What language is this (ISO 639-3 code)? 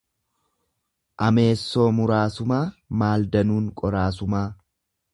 orm